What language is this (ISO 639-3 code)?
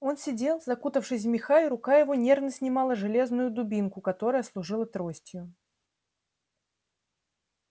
rus